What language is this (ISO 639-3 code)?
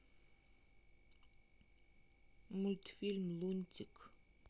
rus